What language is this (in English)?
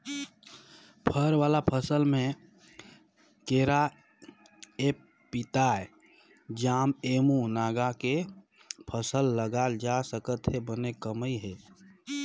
Chhattisgarhi